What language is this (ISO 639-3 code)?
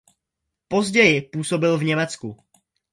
ces